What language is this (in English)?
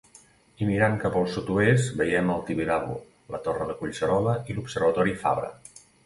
Catalan